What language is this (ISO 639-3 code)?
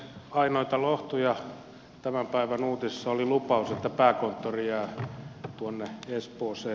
fin